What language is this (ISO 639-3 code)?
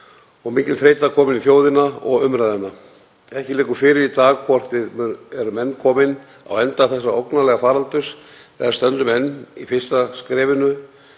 isl